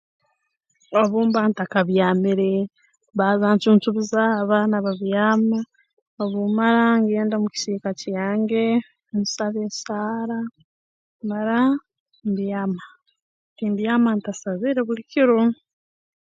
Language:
Tooro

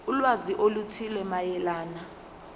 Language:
Zulu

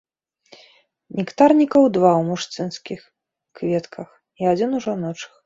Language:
Belarusian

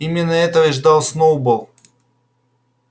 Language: Russian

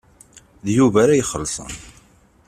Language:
Kabyle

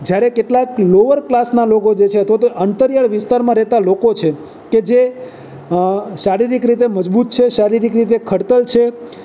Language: Gujarati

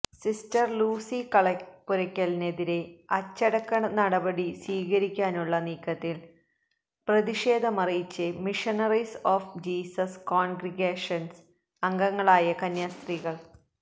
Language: Malayalam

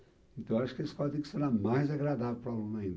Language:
Portuguese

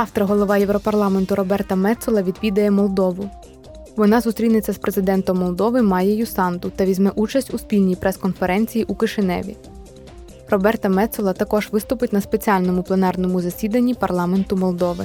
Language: Ukrainian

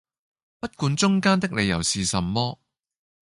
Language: Cantonese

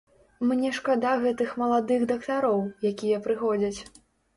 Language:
Belarusian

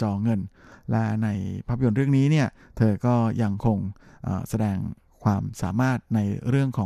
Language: Thai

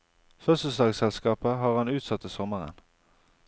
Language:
Norwegian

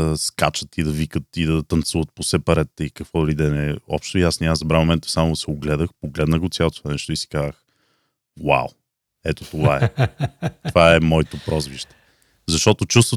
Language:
Bulgarian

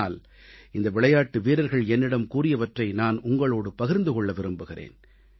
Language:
Tamil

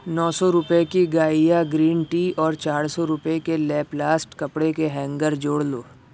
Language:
Urdu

